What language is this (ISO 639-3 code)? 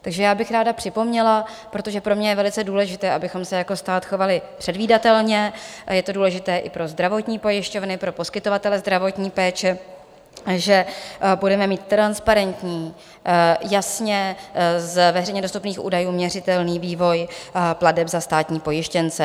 ces